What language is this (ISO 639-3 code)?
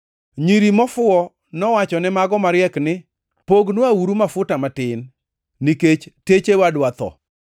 luo